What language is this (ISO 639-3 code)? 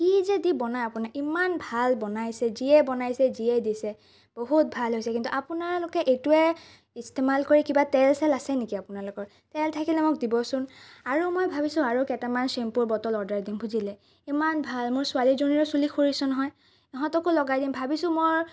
asm